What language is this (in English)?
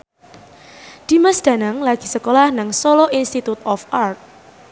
Javanese